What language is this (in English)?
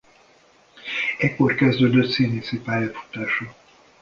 Hungarian